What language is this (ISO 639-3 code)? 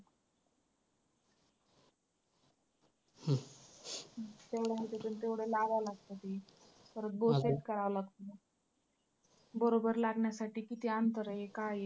mar